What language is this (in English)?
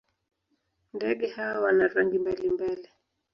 Swahili